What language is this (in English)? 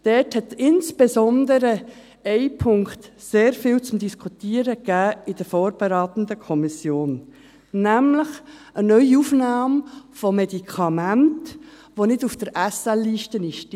Swiss German